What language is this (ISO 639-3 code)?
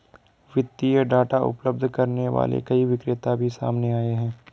hin